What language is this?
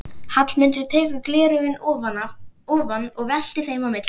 Icelandic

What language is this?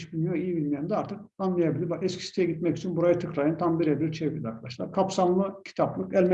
Turkish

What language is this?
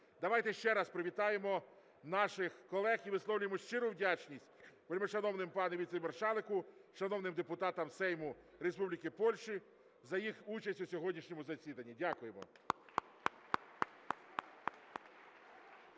Ukrainian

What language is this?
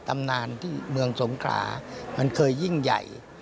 Thai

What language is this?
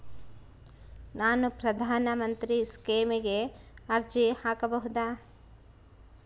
Kannada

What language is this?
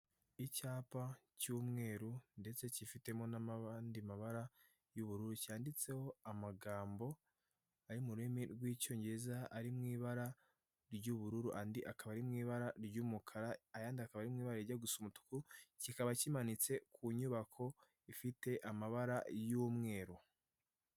Kinyarwanda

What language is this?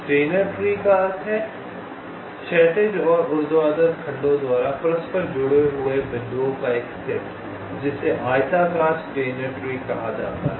Hindi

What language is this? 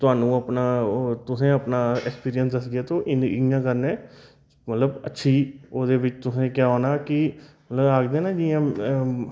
Dogri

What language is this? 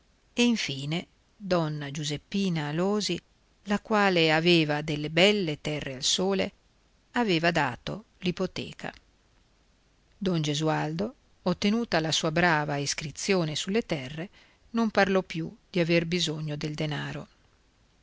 Italian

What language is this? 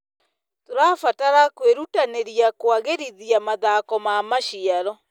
Kikuyu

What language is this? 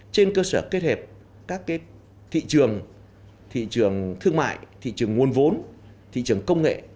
Vietnamese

